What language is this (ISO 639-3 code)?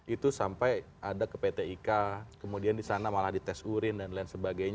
ind